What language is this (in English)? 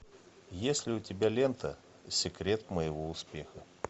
Russian